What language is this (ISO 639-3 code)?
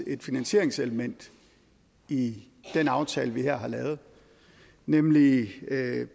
dan